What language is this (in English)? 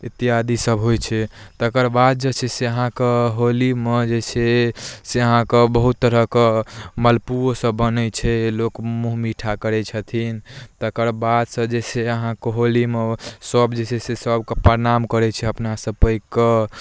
Maithili